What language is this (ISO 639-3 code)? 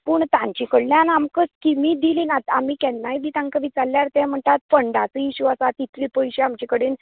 kok